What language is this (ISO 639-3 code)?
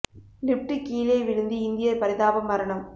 tam